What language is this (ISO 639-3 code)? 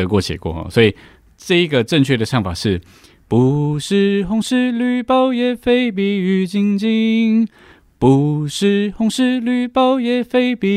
zho